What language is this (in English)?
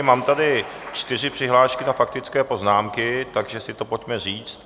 Czech